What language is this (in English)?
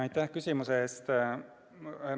Estonian